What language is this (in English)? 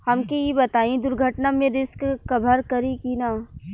Bhojpuri